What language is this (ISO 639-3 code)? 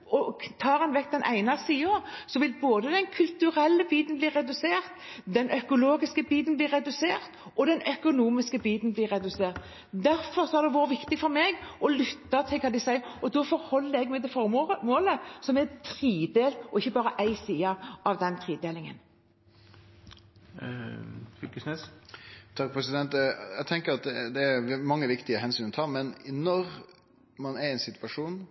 nor